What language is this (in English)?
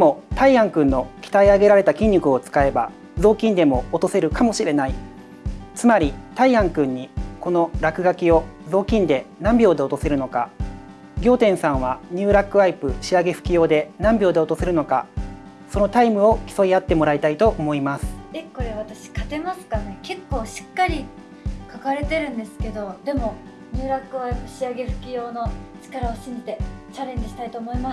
Japanese